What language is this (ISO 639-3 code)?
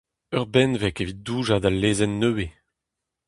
bre